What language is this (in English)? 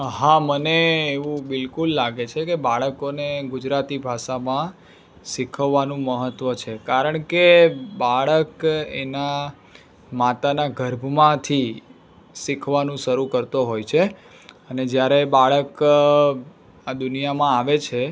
Gujarati